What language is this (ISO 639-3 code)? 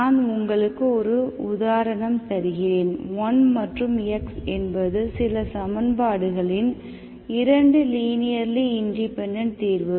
tam